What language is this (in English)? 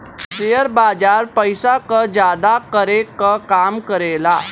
Bhojpuri